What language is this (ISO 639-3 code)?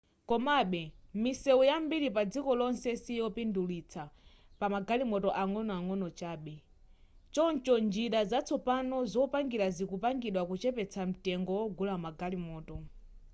nya